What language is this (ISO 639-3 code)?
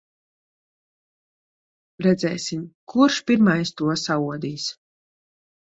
lav